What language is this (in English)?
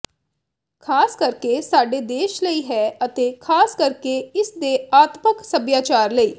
Punjabi